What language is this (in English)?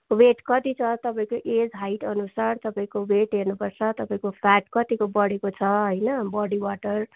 Nepali